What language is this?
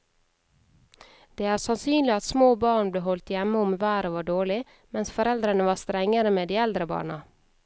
Norwegian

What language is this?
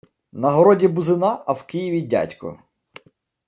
Ukrainian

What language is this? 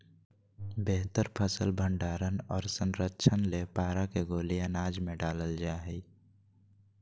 Magahi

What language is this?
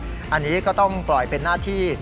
Thai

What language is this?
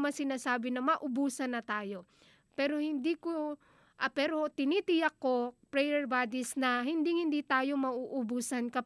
Filipino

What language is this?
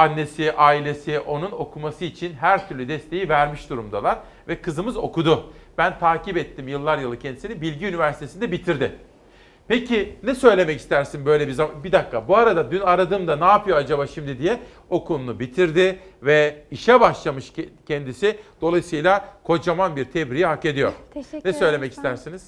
Turkish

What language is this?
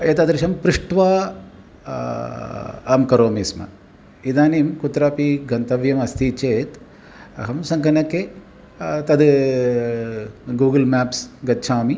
Sanskrit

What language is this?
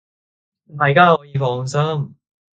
Cantonese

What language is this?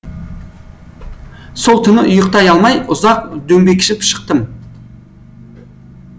Kazakh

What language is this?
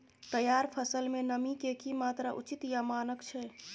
Maithili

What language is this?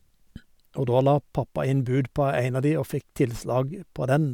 Norwegian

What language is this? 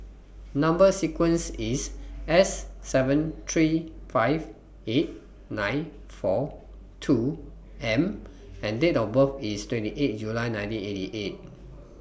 English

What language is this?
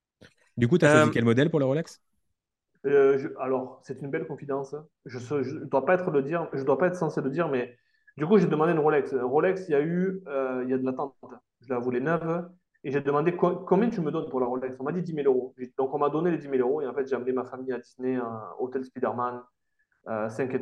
French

